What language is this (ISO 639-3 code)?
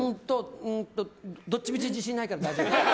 jpn